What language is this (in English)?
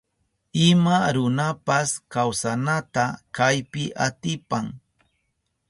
Southern Pastaza Quechua